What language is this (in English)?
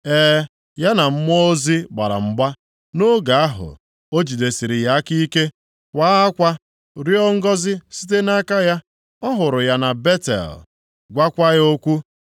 Igbo